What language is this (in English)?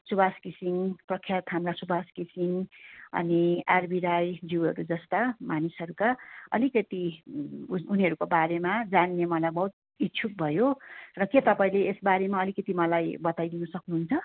Nepali